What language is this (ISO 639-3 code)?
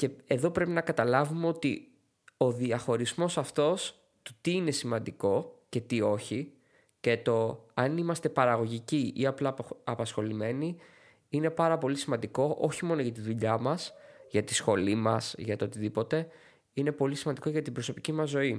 ell